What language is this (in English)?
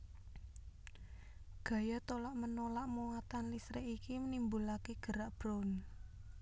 Javanese